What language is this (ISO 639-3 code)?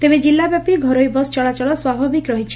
ori